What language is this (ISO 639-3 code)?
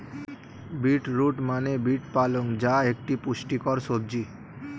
ben